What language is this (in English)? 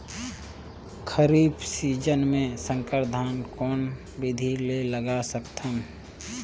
Chhattisgarhi